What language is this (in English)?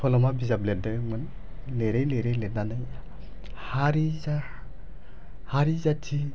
Bodo